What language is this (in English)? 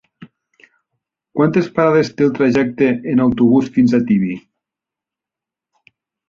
Catalan